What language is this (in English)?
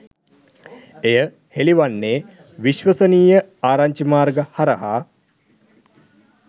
Sinhala